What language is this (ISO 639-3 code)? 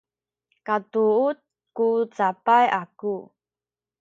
szy